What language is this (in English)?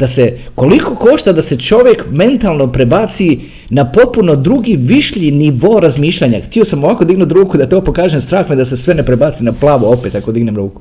Croatian